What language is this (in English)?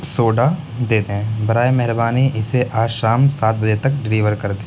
Urdu